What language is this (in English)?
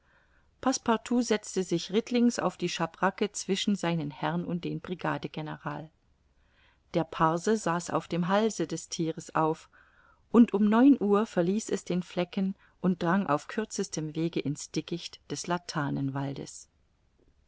German